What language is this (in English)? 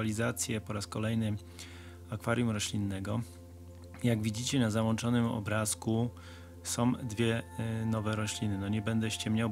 Polish